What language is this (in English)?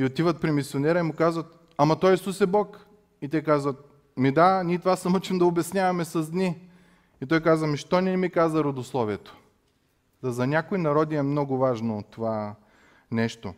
Bulgarian